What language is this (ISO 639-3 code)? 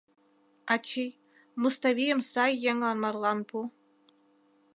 chm